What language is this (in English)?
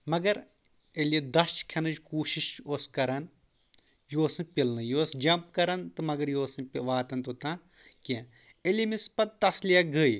Kashmiri